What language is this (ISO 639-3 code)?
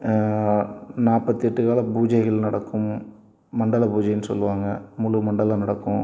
tam